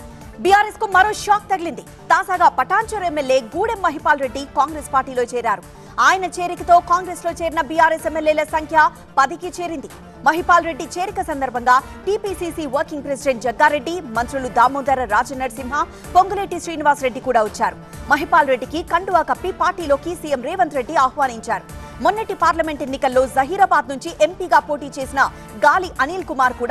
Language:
Telugu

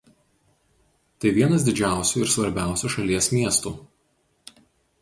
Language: Lithuanian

